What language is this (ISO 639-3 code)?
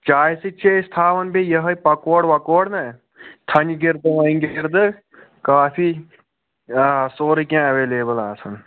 kas